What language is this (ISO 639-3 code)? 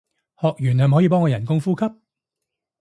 yue